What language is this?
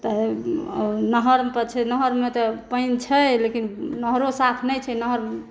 Maithili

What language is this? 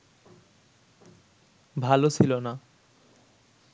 Bangla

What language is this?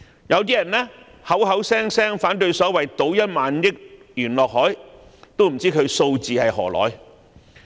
Cantonese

